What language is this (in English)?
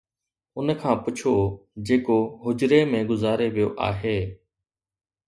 Sindhi